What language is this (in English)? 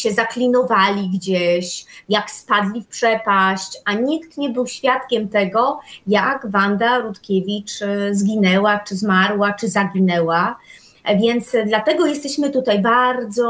Polish